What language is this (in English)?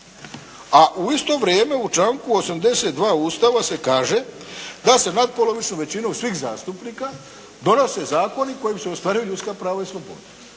Croatian